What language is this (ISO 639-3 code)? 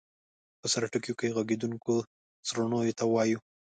pus